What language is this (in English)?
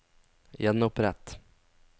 Norwegian